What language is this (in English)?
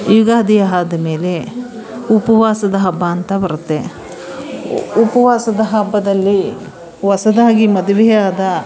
Kannada